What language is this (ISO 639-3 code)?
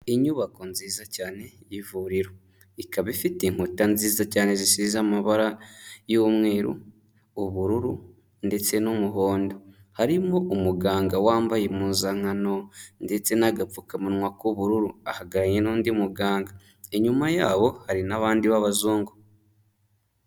kin